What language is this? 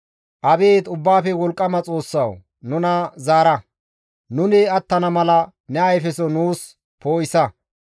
Gamo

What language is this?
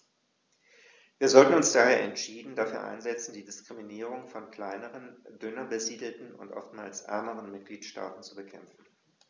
German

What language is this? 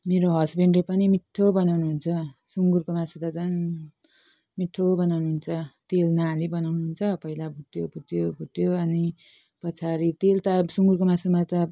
Nepali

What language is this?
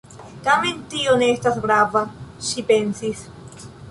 Esperanto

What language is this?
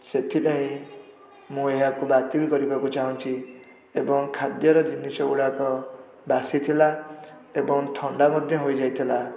Odia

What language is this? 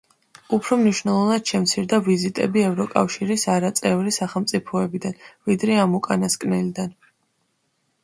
Georgian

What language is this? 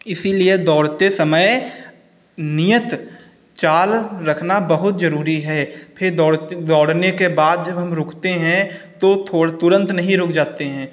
Hindi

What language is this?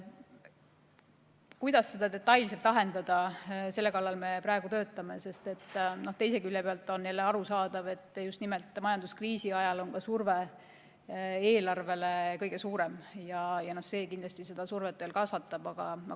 Estonian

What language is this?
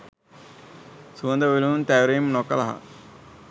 Sinhala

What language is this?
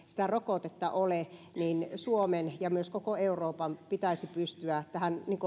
Finnish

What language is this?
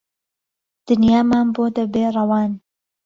Central Kurdish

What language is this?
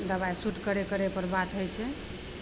Maithili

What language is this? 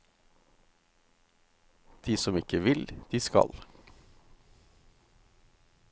Norwegian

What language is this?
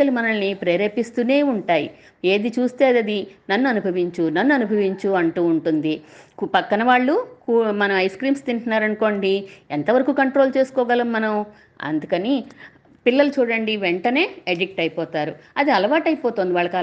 Telugu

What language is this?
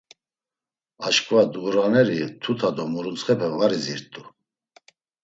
Laz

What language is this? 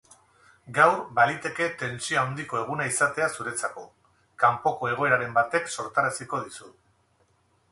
Basque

